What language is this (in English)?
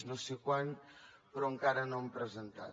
Catalan